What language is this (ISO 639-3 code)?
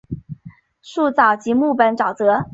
zho